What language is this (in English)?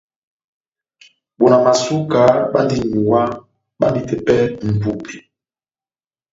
Batanga